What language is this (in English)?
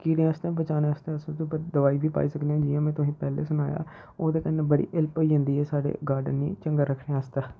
Dogri